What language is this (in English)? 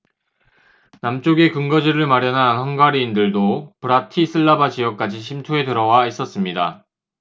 Korean